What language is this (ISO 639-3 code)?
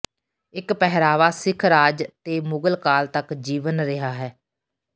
pan